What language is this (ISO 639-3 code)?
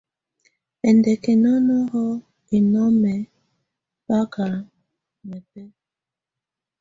tvu